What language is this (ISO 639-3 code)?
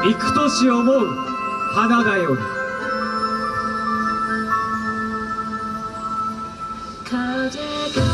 jpn